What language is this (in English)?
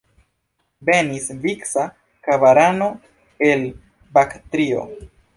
Esperanto